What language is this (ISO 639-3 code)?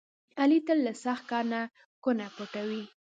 pus